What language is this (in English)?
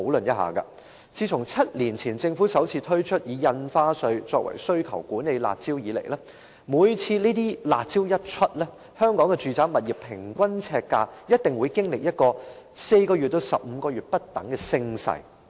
Cantonese